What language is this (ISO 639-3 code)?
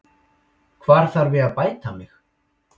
isl